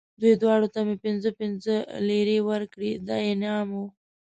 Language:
Pashto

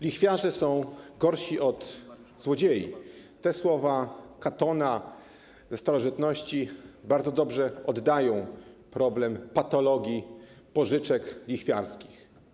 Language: Polish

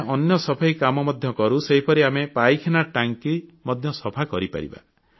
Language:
Odia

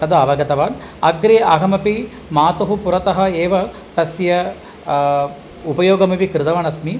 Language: Sanskrit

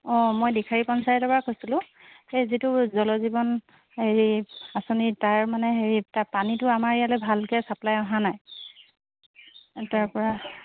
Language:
Assamese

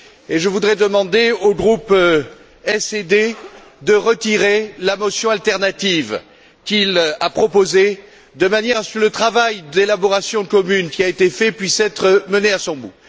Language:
French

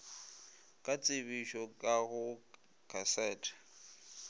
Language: Northern Sotho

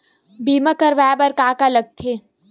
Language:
Chhattisgarhi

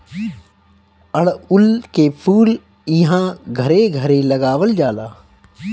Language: Bhojpuri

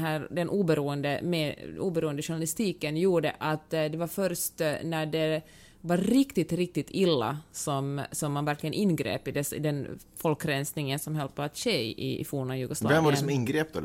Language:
Swedish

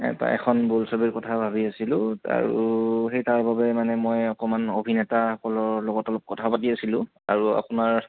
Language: Assamese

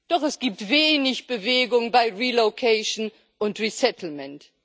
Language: German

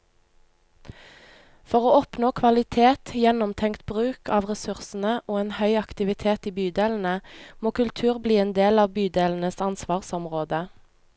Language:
Norwegian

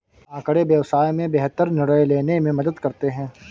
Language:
Hindi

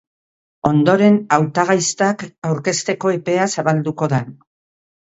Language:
Basque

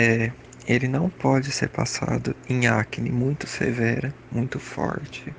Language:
Portuguese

